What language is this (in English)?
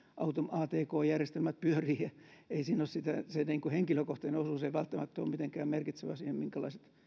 Finnish